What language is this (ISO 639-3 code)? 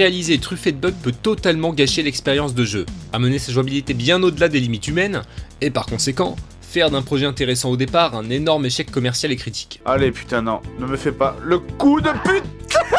fra